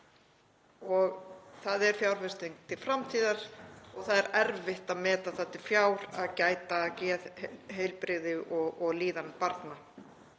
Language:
Icelandic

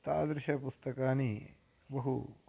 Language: Sanskrit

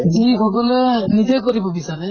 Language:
Assamese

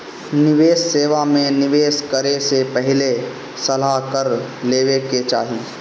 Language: Bhojpuri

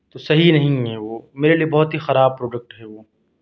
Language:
Urdu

